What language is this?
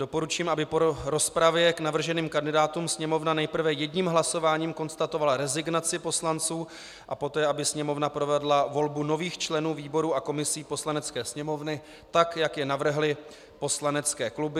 Czech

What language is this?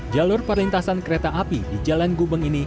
Indonesian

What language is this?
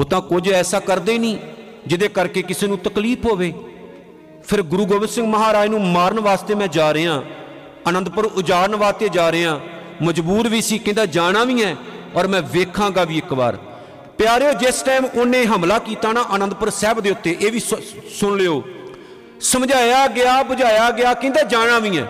Punjabi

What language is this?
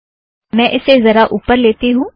Hindi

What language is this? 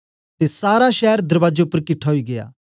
Dogri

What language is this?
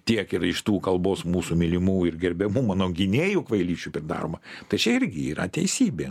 Lithuanian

